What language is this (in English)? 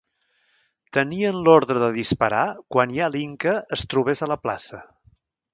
Catalan